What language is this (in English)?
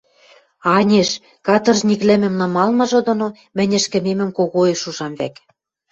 Western Mari